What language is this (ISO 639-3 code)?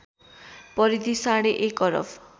nep